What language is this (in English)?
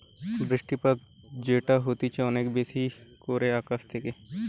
Bangla